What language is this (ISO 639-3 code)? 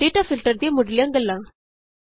pan